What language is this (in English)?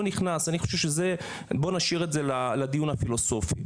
Hebrew